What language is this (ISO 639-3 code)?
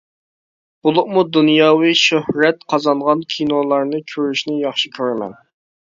uig